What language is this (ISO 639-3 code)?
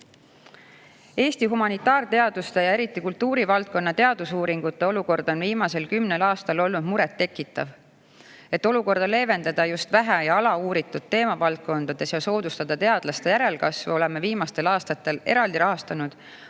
est